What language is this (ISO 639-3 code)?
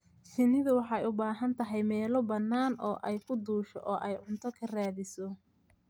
som